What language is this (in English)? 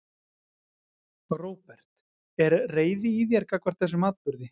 Icelandic